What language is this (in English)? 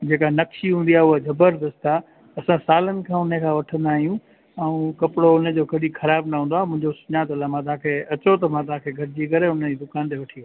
Sindhi